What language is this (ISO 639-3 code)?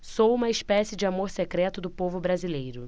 por